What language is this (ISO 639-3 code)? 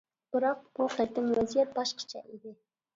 uig